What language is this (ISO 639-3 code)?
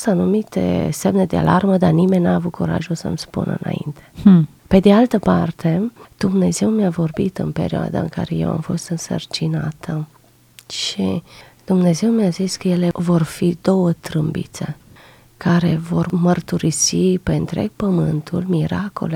ron